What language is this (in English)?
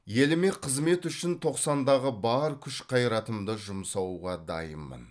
Kazakh